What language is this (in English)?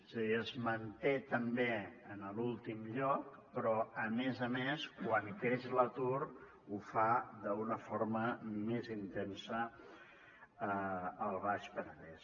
Catalan